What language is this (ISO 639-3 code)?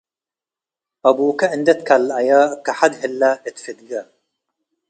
tig